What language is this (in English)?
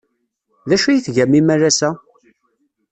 Kabyle